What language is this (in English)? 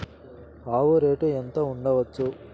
Telugu